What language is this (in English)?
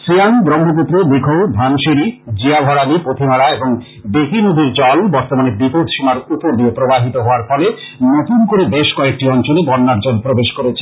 Bangla